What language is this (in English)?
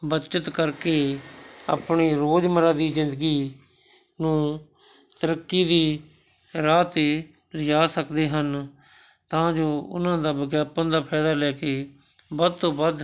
Punjabi